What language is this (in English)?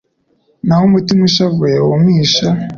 Kinyarwanda